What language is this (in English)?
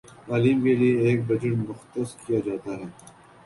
Urdu